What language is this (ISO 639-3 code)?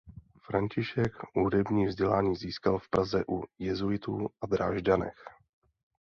ces